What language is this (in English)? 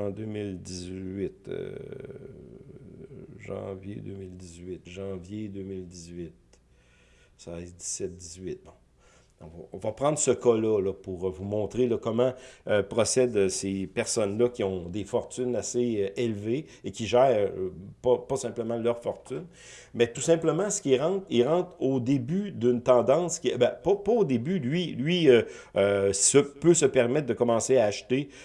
French